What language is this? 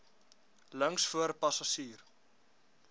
Afrikaans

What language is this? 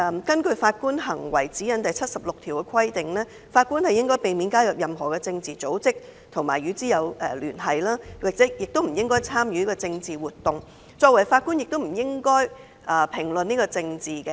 Cantonese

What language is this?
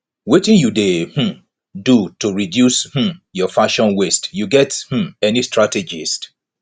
Nigerian Pidgin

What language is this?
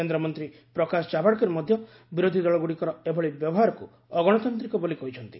Odia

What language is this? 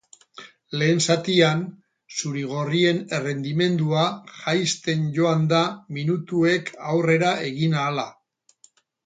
Basque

